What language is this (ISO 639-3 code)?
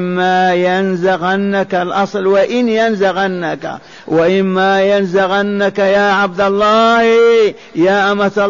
ara